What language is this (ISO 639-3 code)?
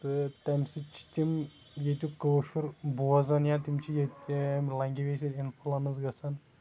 kas